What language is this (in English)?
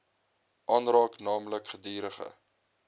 Afrikaans